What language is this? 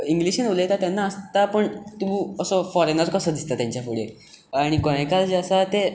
Konkani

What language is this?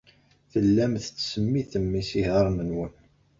Kabyle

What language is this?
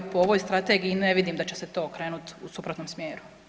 Croatian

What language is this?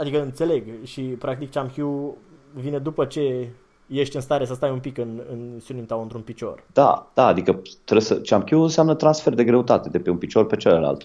Romanian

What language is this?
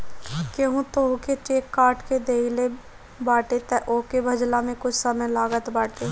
Bhojpuri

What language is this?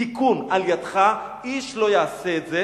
Hebrew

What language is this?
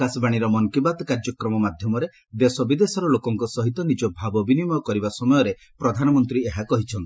Odia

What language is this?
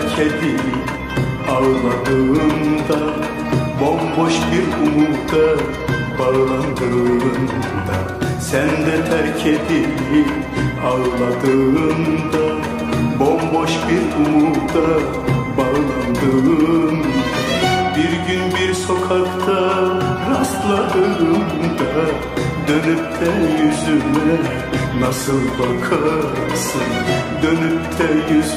Turkish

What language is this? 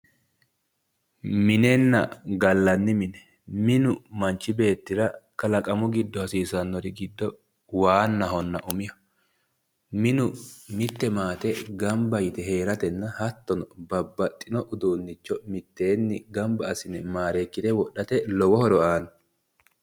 Sidamo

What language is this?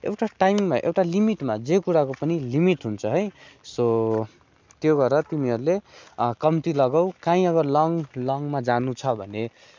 Nepali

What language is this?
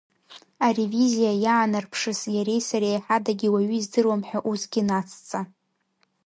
Abkhazian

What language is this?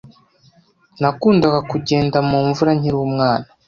Kinyarwanda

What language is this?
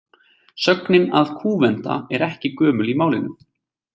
Icelandic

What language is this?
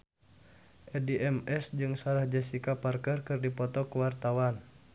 Sundanese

